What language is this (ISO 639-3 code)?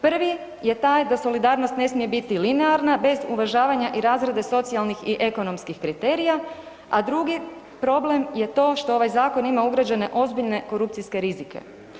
hrv